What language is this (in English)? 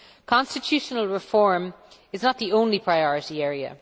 English